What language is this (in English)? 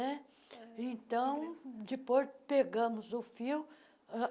Portuguese